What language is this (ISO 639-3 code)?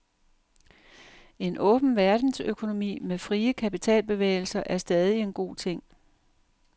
dan